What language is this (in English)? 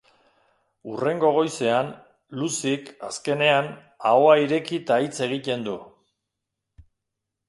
Basque